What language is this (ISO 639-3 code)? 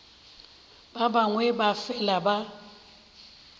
nso